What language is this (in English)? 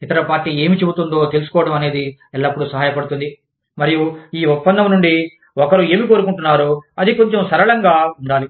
Telugu